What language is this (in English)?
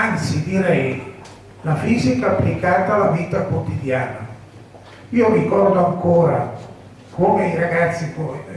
Italian